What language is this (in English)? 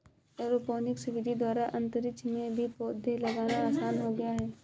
Hindi